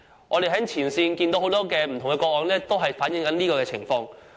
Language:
Cantonese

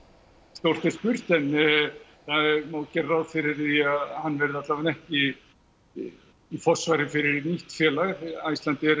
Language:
Icelandic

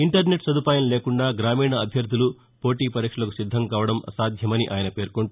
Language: Telugu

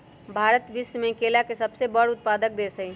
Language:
Magahi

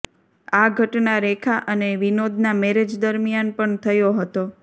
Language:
Gujarati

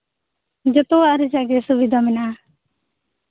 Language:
Santali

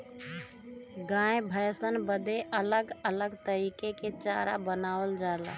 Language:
Bhojpuri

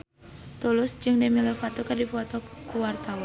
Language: Sundanese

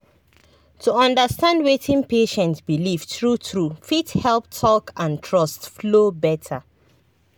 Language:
Nigerian Pidgin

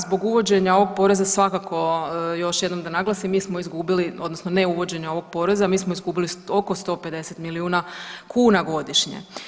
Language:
Croatian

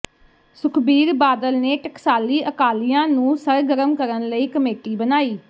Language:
Punjabi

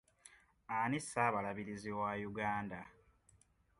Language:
Ganda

